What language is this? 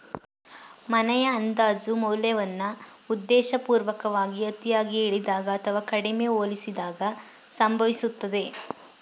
Kannada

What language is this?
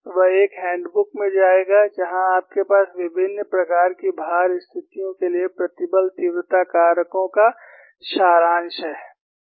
Hindi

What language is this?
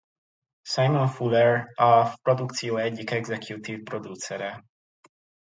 Hungarian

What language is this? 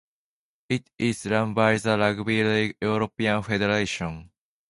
English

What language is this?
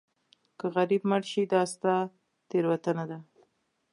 Pashto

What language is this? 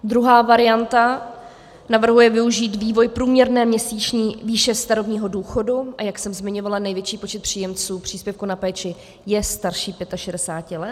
Czech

